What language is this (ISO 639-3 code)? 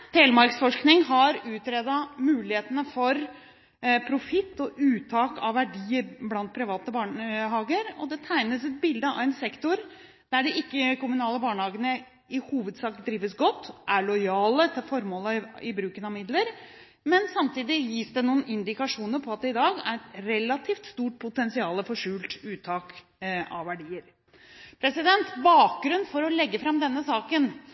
nob